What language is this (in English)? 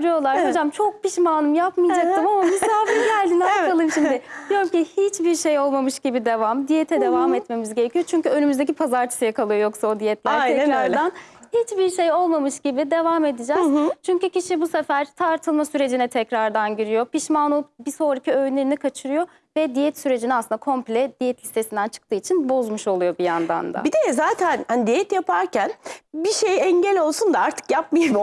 Turkish